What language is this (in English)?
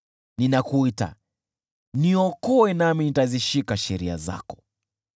Swahili